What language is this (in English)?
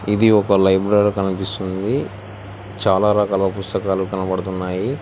Telugu